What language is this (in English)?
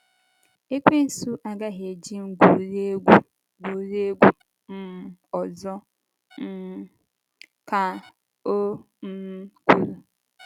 Igbo